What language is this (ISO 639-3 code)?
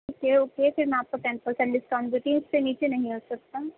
urd